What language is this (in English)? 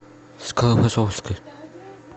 Russian